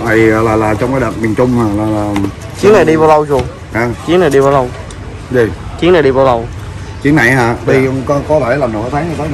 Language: Vietnamese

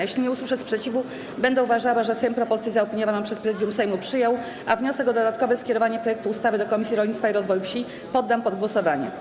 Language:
Polish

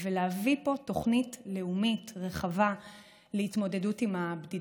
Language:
Hebrew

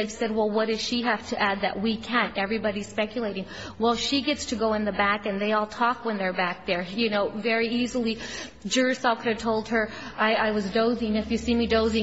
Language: English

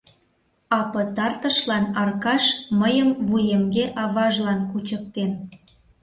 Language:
Mari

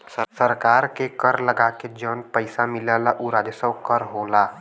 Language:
Bhojpuri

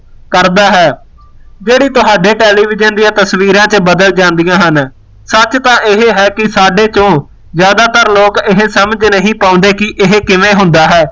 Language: Punjabi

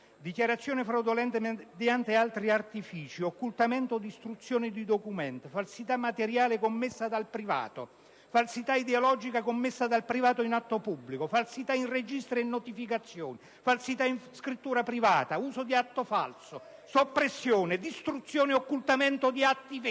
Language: Italian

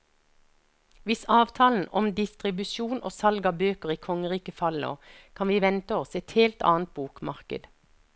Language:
Norwegian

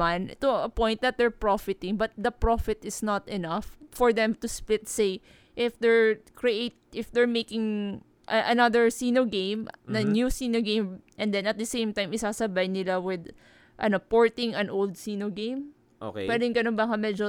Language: Filipino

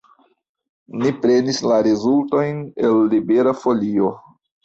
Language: Esperanto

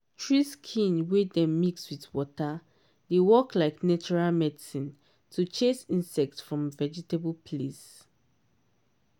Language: Nigerian Pidgin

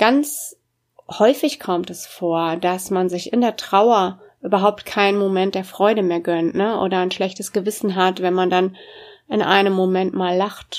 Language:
German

